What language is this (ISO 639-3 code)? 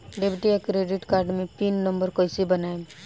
bho